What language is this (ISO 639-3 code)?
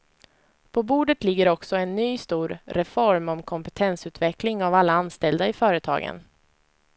swe